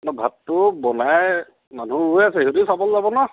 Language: Assamese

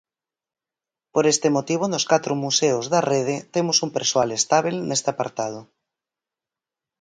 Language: Galician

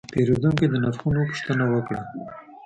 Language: Pashto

